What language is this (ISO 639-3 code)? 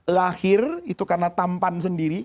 ind